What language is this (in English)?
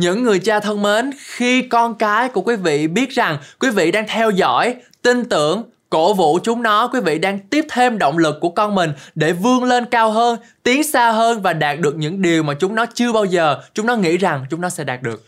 Vietnamese